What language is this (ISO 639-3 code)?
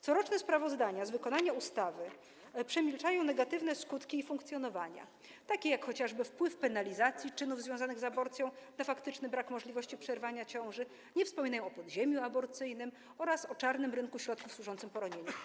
pol